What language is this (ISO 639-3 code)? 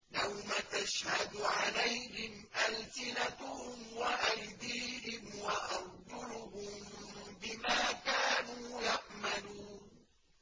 ara